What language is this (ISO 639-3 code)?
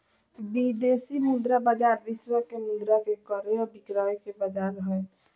mag